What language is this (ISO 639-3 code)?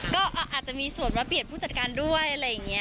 tha